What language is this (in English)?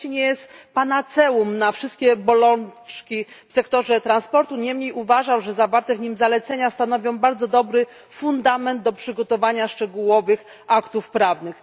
Polish